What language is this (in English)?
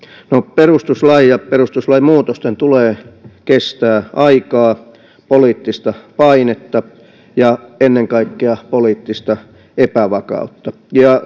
Finnish